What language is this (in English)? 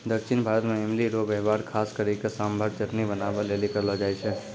Maithili